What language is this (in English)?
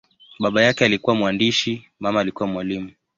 Swahili